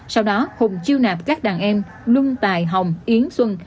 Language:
Vietnamese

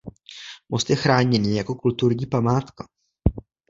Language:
Czech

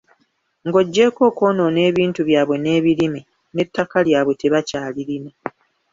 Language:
Ganda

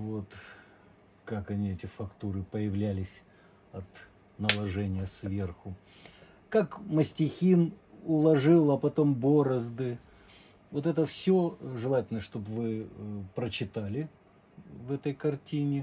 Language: Russian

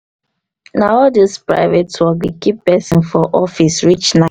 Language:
Nigerian Pidgin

